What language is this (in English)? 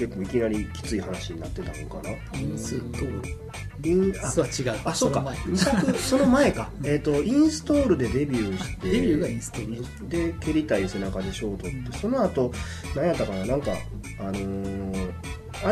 Japanese